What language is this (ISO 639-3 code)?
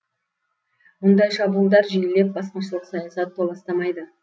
kaz